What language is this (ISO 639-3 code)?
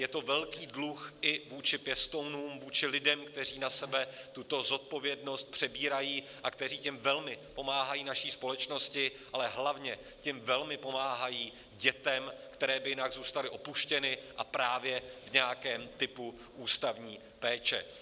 ces